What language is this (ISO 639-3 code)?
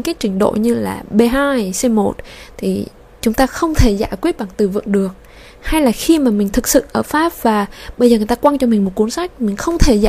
vie